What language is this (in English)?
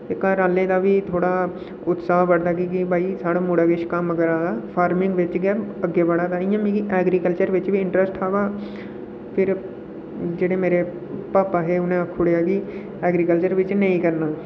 Dogri